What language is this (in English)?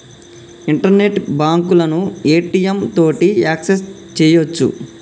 Telugu